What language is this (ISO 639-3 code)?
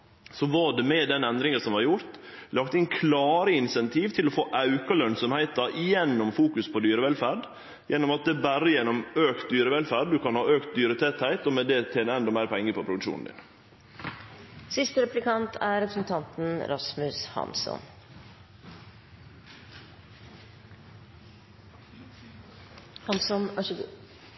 nor